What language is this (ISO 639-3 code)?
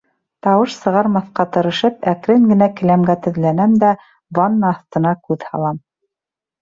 bak